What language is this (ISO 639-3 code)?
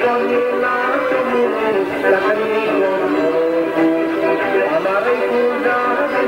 ell